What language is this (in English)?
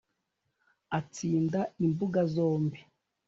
Kinyarwanda